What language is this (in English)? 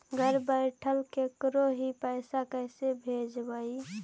Magahi